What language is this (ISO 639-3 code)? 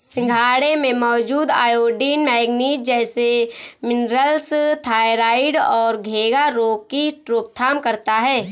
hin